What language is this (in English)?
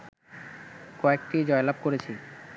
Bangla